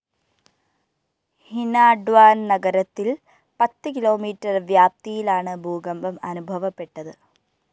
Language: Malayalam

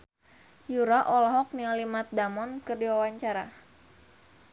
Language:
Sundanese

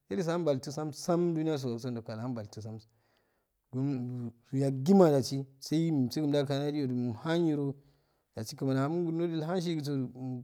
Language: Afade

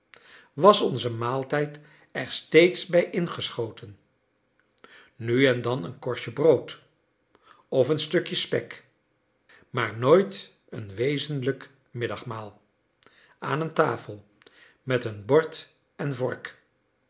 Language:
Dutch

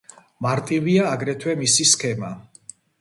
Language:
Georgian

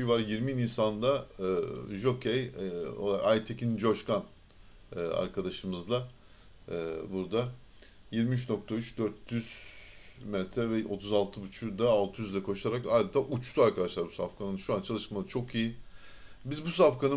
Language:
Turkish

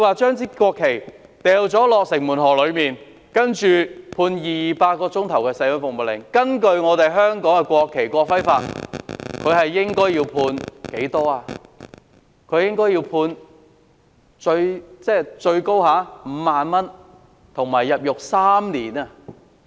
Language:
Cantonese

